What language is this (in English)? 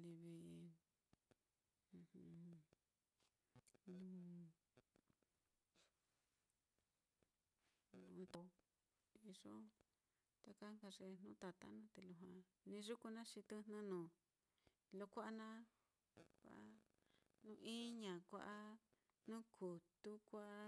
Mitlatongo Mixtec